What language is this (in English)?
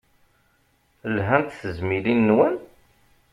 Kabyle